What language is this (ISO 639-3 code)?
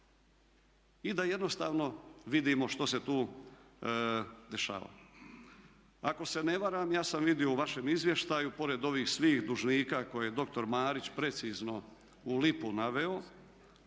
hrv